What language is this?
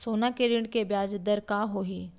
Chhattisgarhi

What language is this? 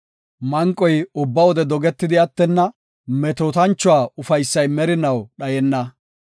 Gofa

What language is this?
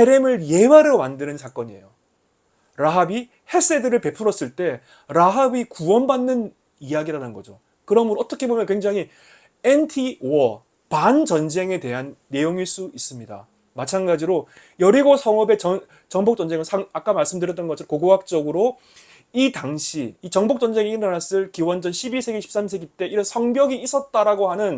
Korean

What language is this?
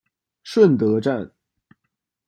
Chinese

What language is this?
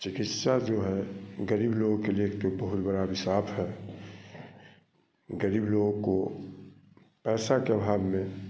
Hindi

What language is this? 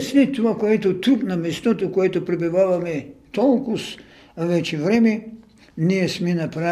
Bulgarian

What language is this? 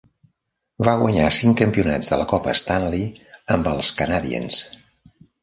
Catalan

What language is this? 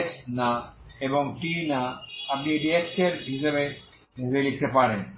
Bangla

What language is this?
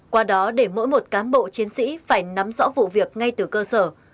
Vietnamese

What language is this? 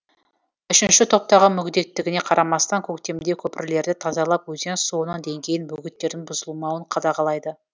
Kazakh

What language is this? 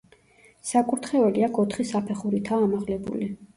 Georgian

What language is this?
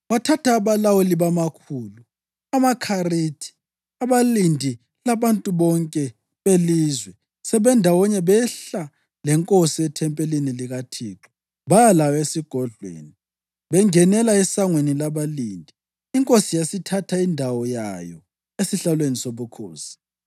North Ndebele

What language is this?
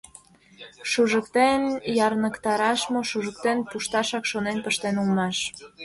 Mari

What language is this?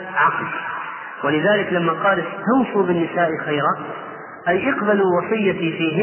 Arabic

